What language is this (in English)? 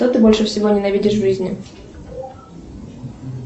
Russian